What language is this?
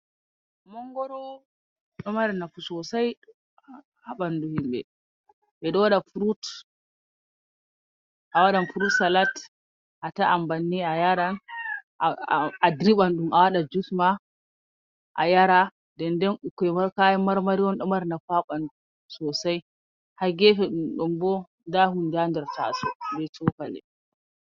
Fula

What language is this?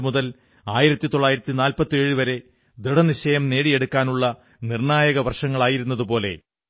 Malayalam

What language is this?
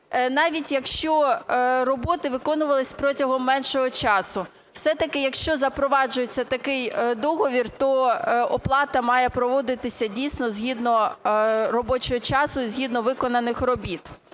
Ukrainian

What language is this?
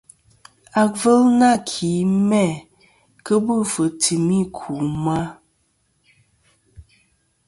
Kom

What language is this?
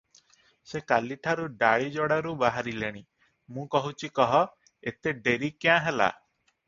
Odia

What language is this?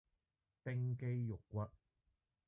Cantonese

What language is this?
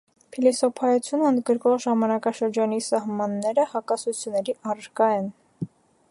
Armenian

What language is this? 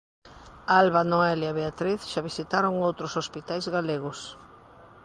Galician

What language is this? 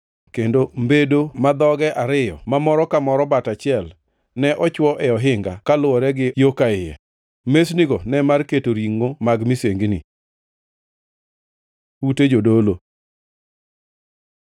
Luo (Kenya and Tanzania)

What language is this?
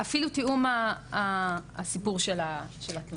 Hebrew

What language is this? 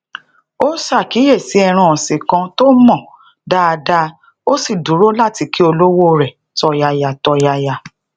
Yoruba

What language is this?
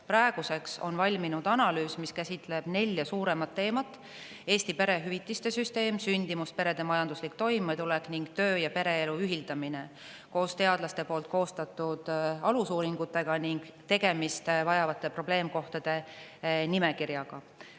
Estonian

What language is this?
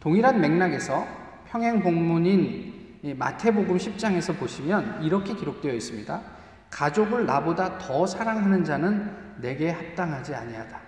Korean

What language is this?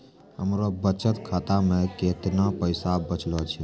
Maithili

